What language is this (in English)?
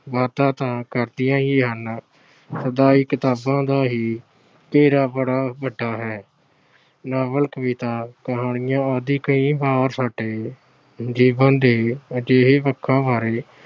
Punjabi